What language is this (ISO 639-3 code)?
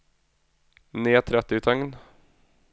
nor